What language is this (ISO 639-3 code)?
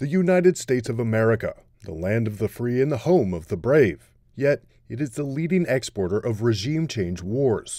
eng